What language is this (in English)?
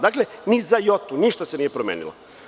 Serbian